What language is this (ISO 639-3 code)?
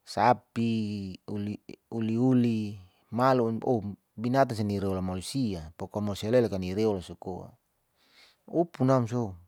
sau